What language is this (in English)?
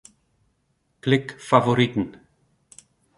Western Frisian